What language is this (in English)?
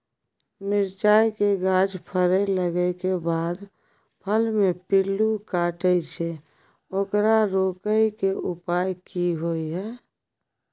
Maithili